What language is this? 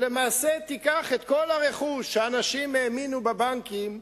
Hebrew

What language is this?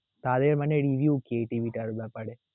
Bangla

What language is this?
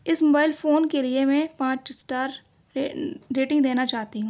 Urdu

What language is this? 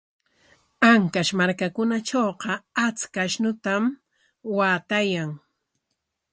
Corongo Ancash Quechua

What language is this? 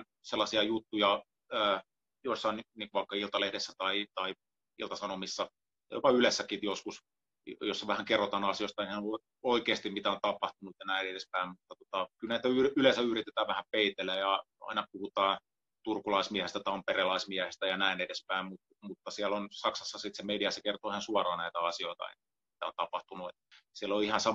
Finnish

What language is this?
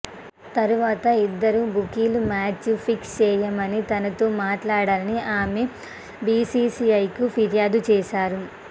Telugu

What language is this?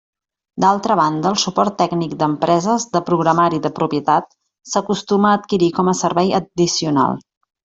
Catalan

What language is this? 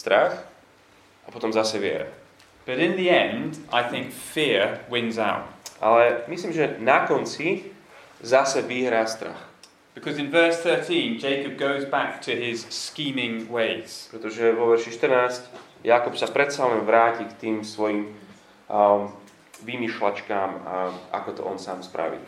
Slovak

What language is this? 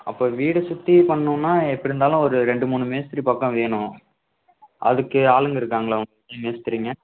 Tamil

